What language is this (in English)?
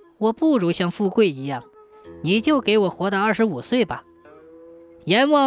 Chinese